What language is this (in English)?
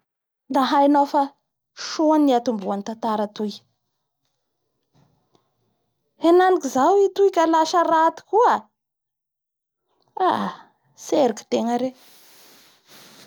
Bara Malagasy